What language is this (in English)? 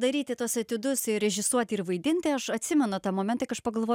Lithuanian